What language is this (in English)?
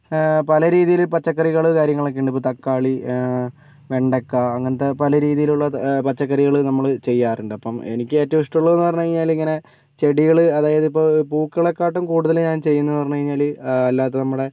Malayalam